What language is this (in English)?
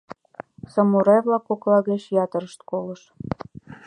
Mari